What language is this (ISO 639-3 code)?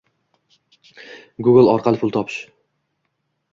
uzb